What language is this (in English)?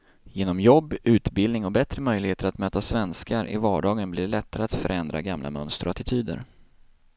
Swedish